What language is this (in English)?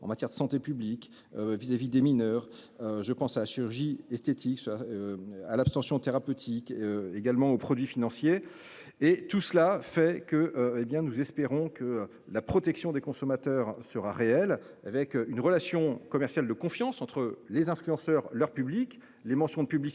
French